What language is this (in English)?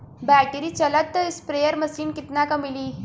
Bhojpuri